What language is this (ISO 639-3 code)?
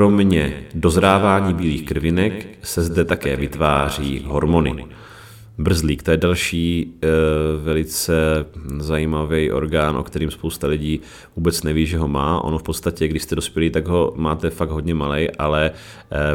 ces